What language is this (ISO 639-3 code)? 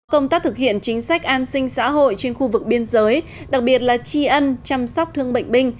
vie